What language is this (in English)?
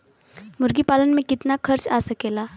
Bhojpuri